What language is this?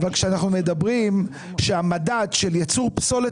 Hebrew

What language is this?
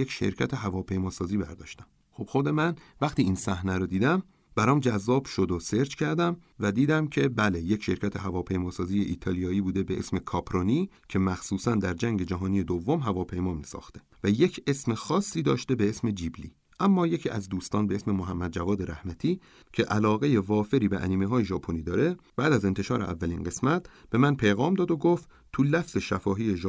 Persian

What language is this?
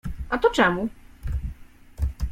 Polish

